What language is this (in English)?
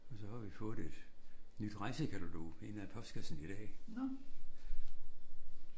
Danish